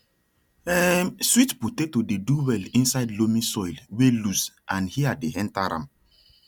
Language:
Nigerian Pidgin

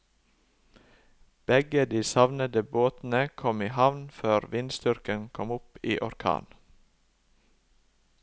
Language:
Norwegian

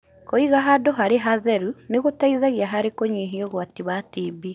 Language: Kikuyu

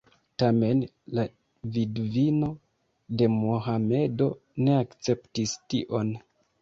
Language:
Esperanto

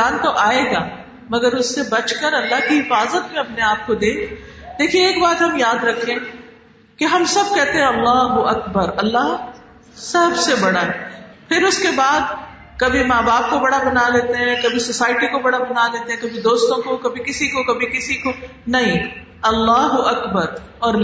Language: Urdu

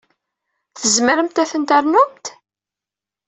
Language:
Kabyle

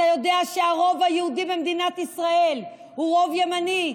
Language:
Hebrew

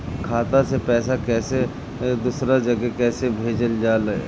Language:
Bhojpuri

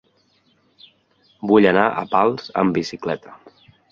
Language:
Catalan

